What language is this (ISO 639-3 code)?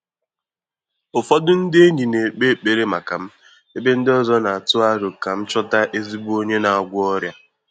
ibo